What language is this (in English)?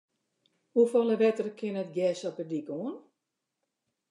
Western Frisian